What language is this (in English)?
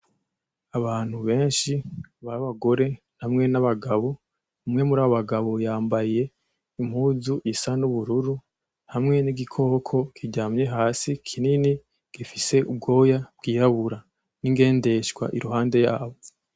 Rundi